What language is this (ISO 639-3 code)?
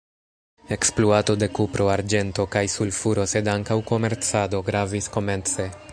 epo